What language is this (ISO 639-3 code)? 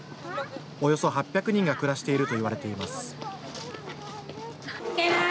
jpn